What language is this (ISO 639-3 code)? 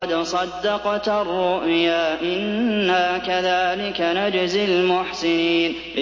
ara